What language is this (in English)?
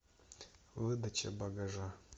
Russian